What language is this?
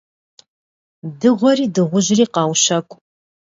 Kabardian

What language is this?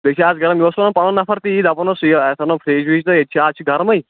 Kashmiri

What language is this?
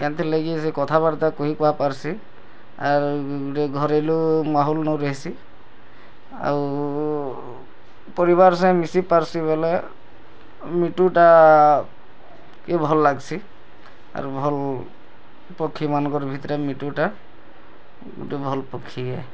Odia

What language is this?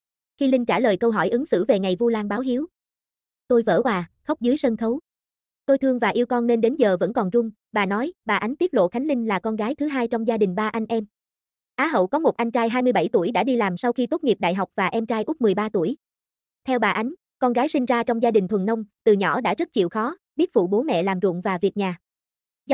Vietnamese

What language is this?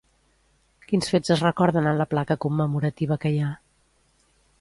Catalan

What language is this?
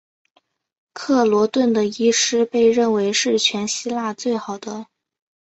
Chinese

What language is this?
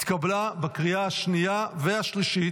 Hebrew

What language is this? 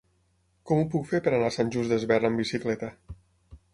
Catalan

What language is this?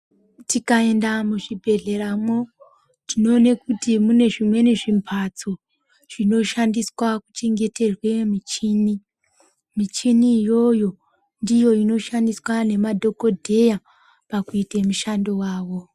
Ndau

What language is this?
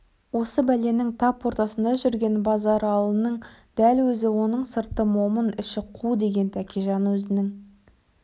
Kazakh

